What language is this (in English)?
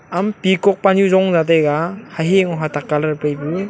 Wancho Naga